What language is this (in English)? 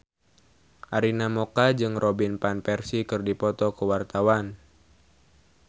Sundanese